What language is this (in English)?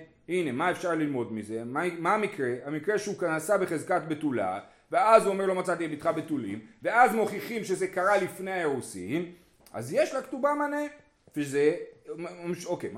Hebrew